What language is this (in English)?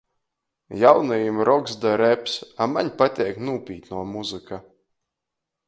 Latgalian